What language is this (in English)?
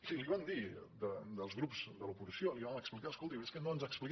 Catalan